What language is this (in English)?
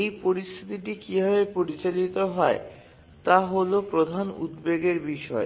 Bangla